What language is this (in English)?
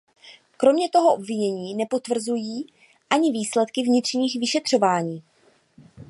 Czech